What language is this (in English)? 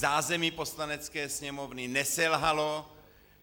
Czech